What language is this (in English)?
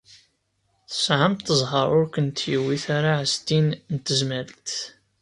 Kabyle